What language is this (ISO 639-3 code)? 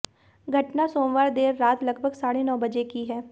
hin